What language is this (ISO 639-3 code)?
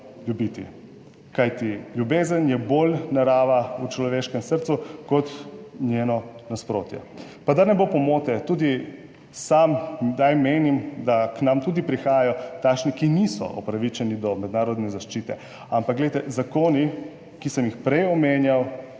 slv